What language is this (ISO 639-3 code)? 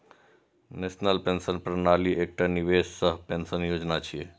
mai